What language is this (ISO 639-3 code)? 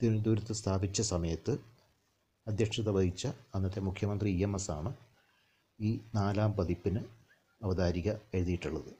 mal